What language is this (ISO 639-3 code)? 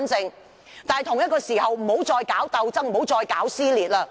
yue